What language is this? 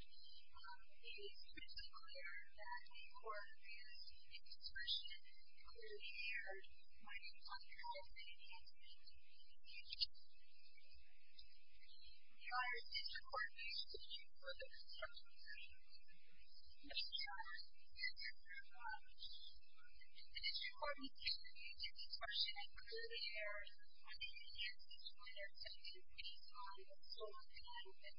English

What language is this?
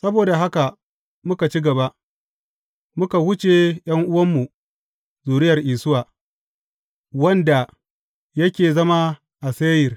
Hausa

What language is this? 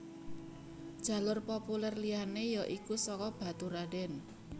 Javanese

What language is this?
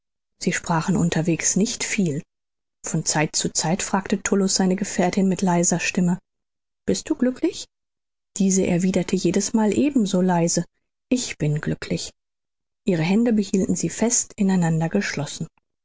German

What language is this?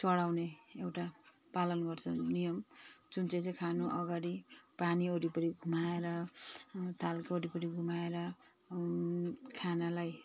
Nepali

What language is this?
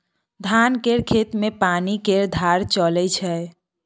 Maithili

